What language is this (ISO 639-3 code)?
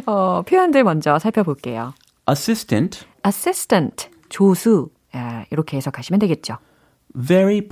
kor